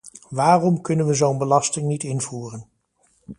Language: Dutch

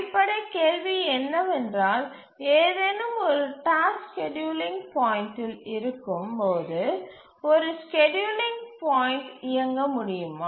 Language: Tamil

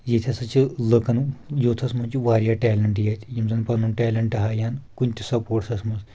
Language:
Kashmiri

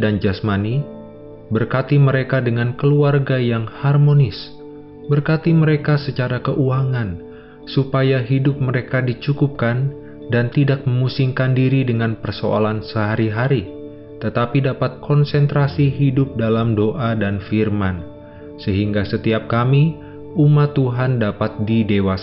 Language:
Indonesian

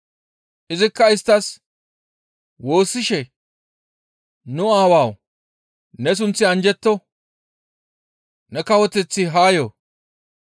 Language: Gamo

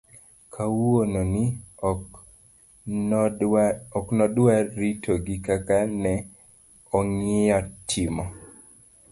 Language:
Luo (Kenya and Tanzania)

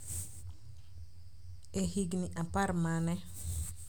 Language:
Luo (Kenya and Tanzania)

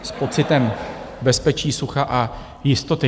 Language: Czech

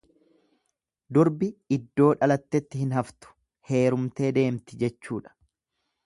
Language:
Oromo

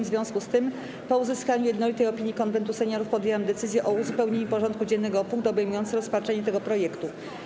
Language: Polish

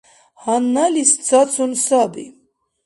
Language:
Dargwa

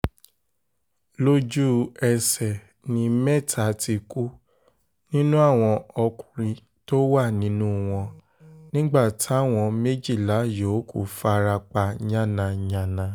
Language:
Yoruba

